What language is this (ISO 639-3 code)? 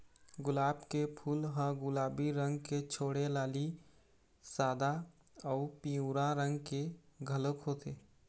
hne